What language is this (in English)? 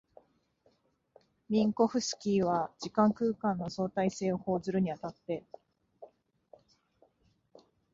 Japanese